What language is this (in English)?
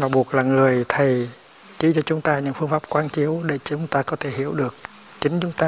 Vietnamese